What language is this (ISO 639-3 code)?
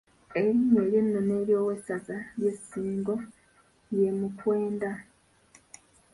lug